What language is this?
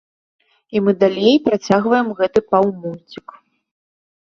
Belarusian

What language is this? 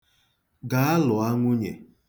Igbo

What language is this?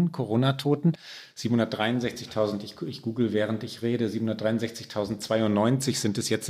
German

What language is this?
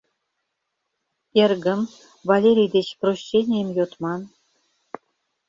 Mari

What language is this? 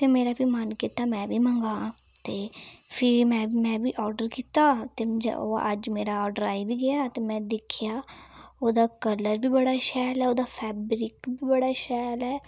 Dogri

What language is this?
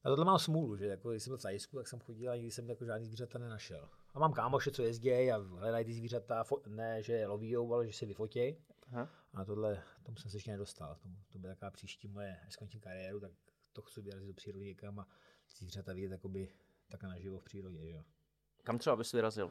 Czech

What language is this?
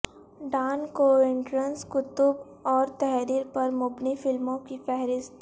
Urdu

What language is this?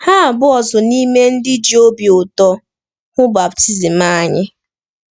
Igbo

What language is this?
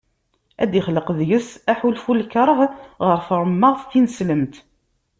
Kabyle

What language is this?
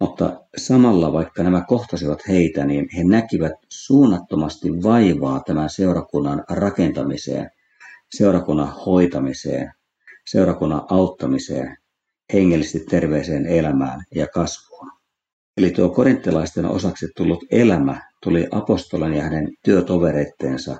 Finnish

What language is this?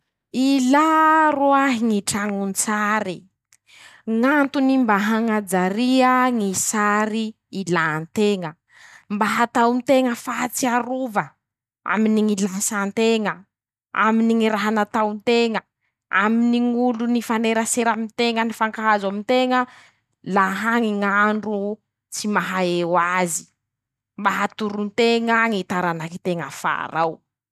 Masikoro Malagasy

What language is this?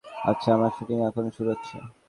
Bangla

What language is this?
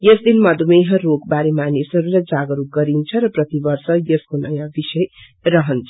Nepali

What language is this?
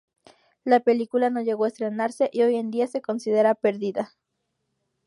Spanish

